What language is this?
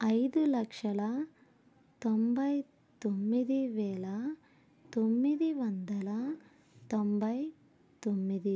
Telugu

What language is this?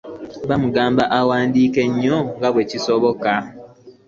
Ganda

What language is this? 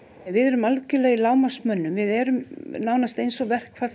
Icelandic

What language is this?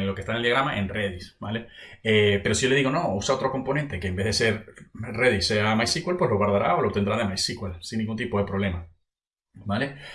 Spanish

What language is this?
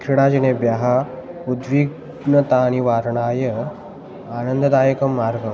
Sanskrit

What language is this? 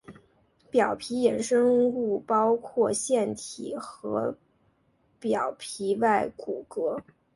Chinese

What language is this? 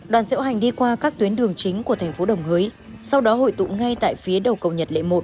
Vietnamese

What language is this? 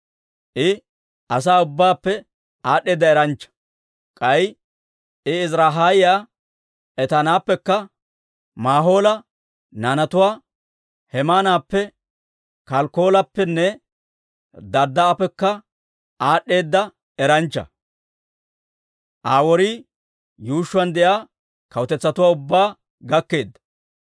Dawro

